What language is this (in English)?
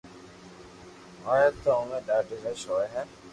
Loarki